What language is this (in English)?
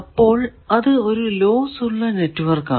Malayalam